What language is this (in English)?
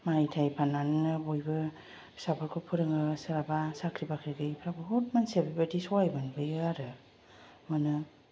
Bodo